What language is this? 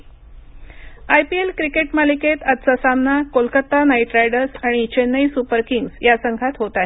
Marathi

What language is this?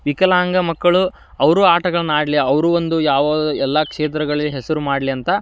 Kannada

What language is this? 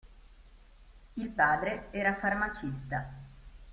Italian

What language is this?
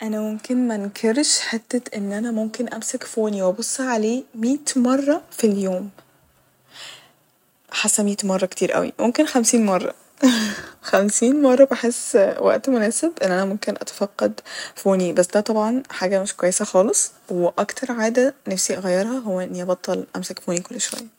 Egyptian Arabic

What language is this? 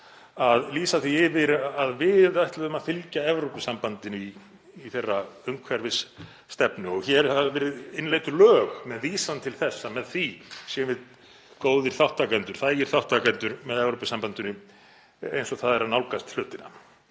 Icelandic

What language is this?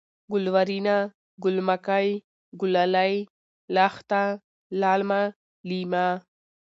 Pashto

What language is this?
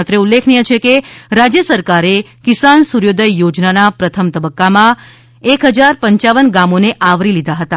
Gujarati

